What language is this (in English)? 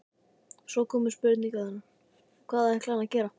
Icelandic